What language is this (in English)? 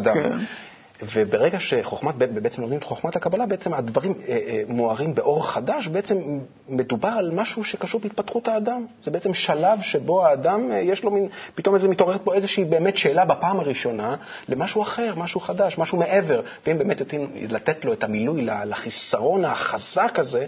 Hebrew